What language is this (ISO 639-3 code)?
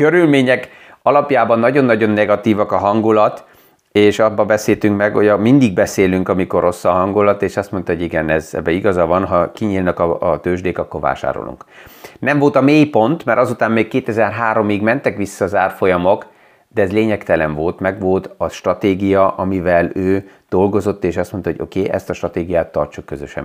hun